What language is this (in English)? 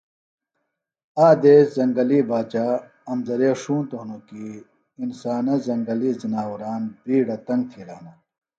Phalura